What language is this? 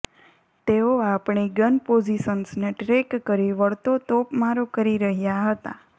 Gujarati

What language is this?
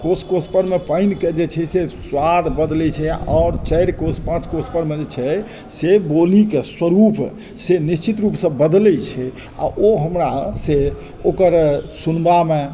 Maithili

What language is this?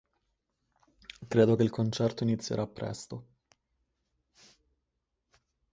Italian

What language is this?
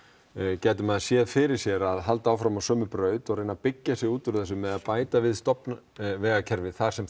Icelandic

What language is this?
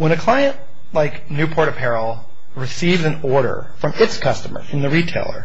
English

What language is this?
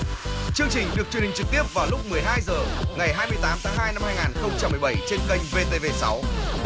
Vietnamese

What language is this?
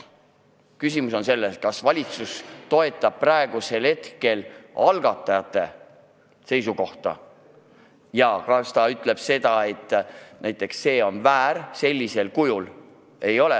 Estonian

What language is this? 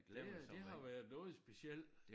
Danish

